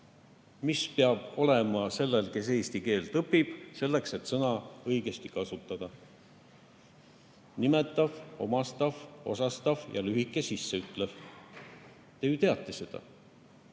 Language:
Estonian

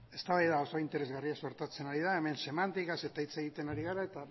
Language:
Basque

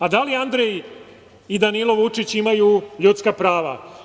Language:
Serbian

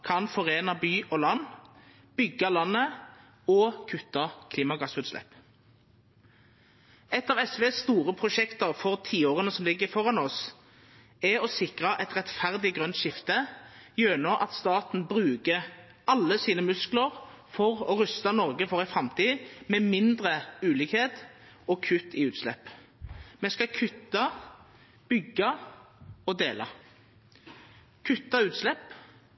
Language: Norwegian Nynorsk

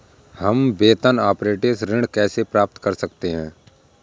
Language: Hindi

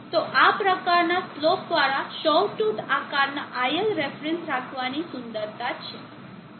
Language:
Gujarati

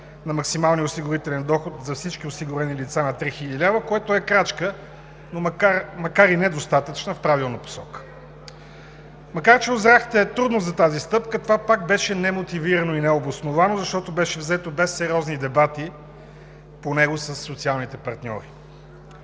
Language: Bulgarian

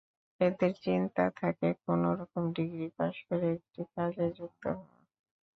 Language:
Bangla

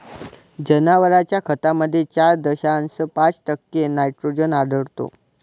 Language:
Marathi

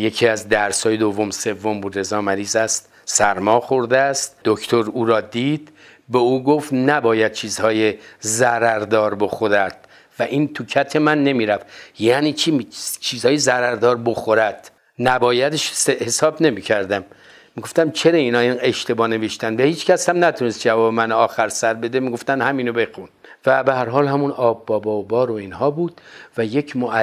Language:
Persian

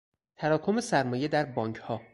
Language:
Persian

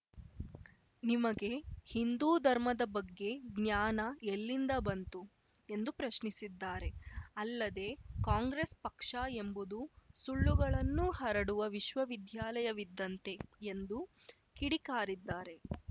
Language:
Kannada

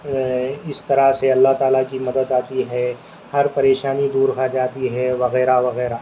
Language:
Urdu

